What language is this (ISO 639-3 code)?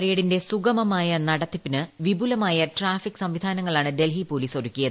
mal